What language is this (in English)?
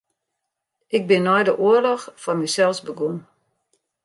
Western Frisian